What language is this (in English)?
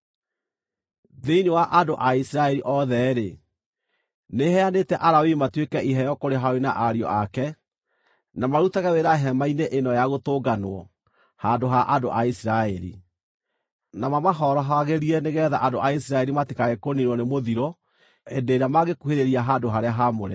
Kikuyu